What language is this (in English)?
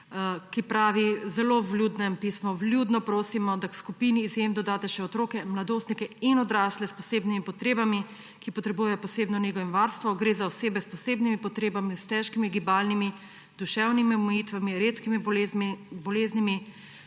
Slovenian